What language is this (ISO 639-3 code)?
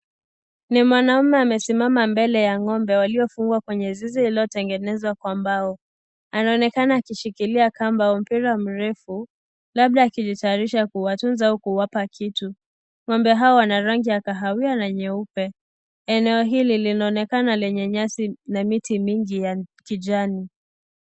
swa